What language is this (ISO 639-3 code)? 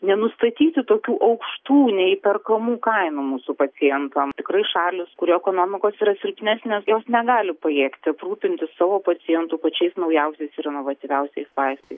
lit